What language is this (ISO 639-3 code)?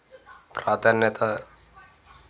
tel